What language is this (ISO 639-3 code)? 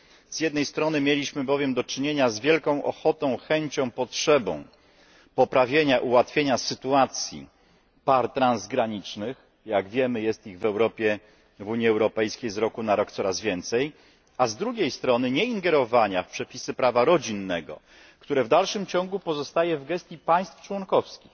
pol